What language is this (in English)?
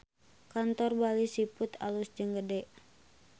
Sundanese